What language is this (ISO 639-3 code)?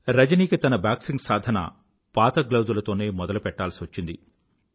tel